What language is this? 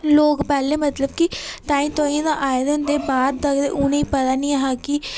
Dogri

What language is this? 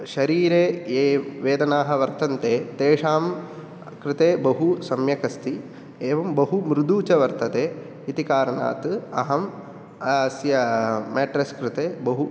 Sanskrit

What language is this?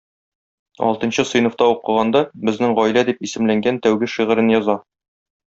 Tatar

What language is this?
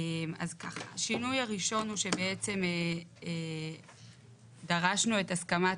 Hebrew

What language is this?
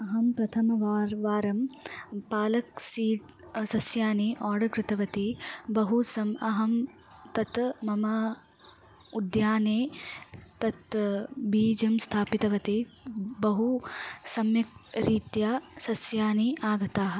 Sanskrit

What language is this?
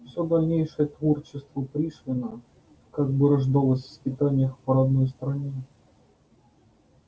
Russian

